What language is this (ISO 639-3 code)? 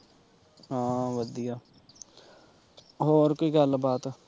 pan